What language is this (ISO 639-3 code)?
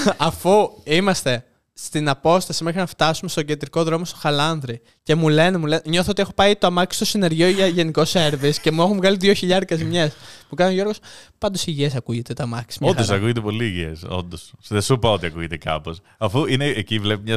ell